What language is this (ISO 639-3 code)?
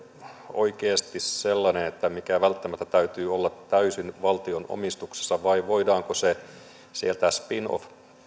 fin